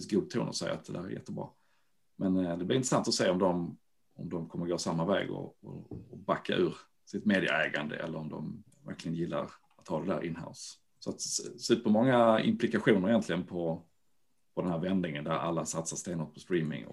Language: Swedish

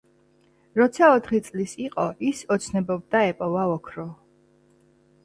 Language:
Georgian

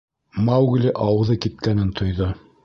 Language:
Bashkir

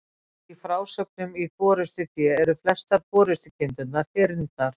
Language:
Icelandic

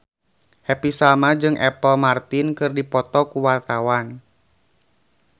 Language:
Sundanese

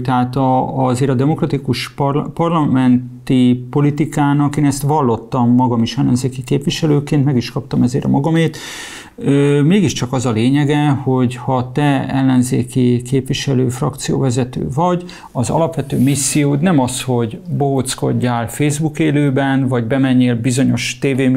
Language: Hungarian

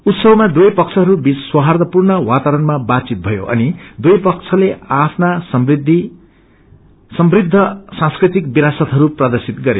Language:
Nepali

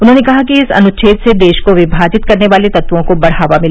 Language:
Hindi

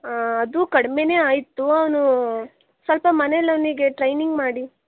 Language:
Kannada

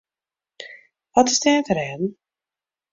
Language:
Western Frisian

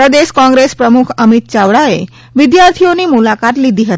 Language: Gujarati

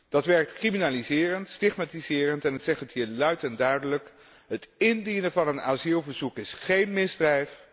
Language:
Dutch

